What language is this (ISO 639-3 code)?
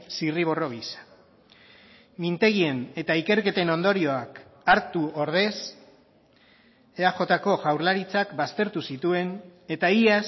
eus